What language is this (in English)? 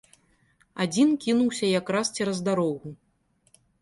Belarusian